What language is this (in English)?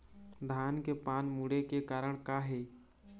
Chhattisgarhi